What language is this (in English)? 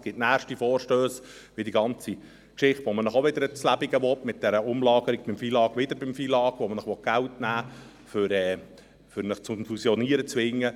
Swiss German